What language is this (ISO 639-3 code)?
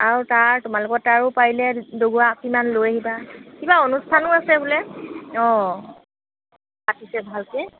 asm